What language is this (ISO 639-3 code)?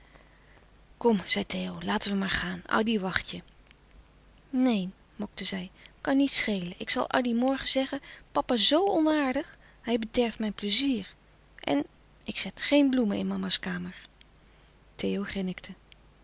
nld